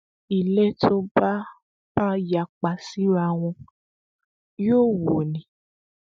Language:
Yoruba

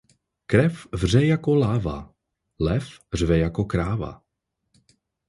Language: Czech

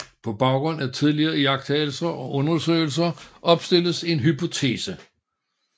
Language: Danish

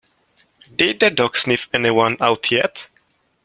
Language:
English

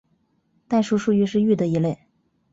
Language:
Chinese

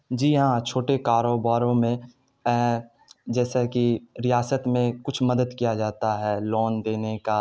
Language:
Urdu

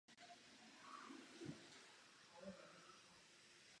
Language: Czech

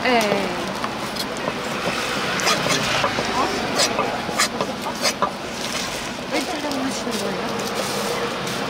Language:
Korean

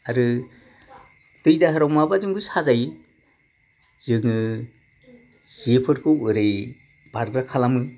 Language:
Bodo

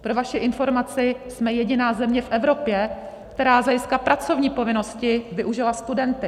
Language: Czech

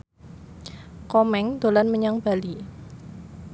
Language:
Javanese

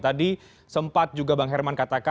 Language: Indonesian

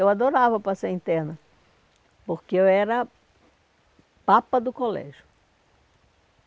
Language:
Portuguese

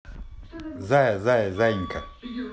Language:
Russian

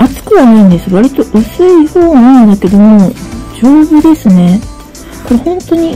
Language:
Japanese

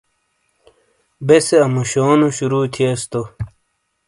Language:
Shina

